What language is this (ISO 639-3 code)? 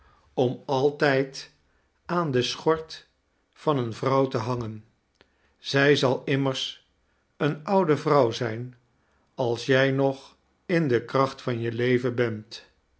nld